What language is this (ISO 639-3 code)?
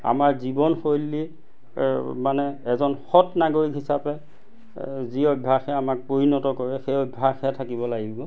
asm